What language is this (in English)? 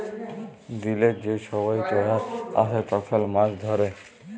Bangla